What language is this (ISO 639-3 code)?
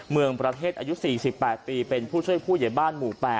tha